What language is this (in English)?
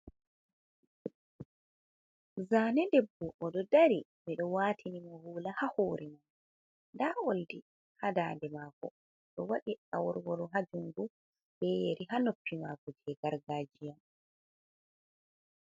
Fula